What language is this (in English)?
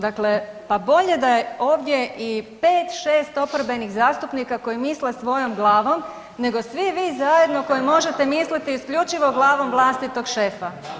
Croatian